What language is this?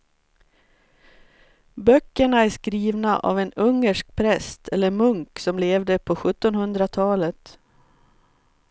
Swedish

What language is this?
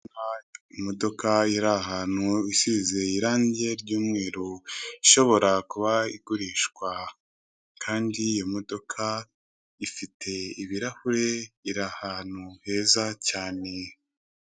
Kinyarwanda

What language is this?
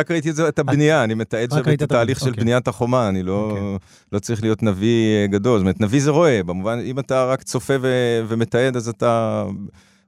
Hebrew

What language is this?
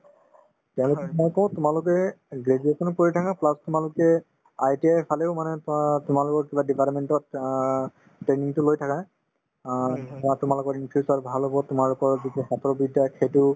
Assamese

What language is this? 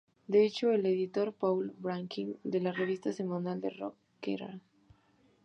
Spanish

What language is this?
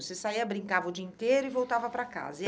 Portuguese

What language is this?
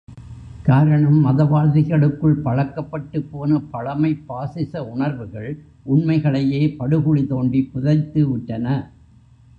Tamil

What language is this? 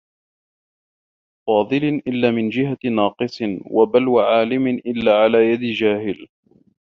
Arabic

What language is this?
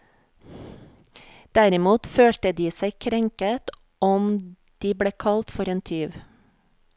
Norwegian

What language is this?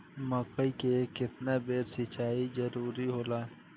Bhojpuri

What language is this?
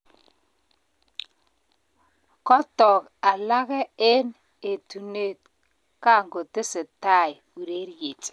Kalenjin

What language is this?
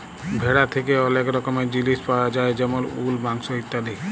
Bangla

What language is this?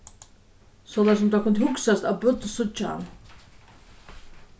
Faroese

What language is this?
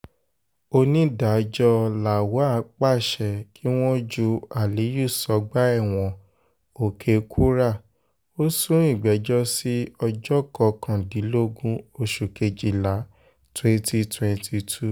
Yoruba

